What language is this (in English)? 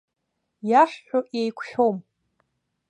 Abkhazian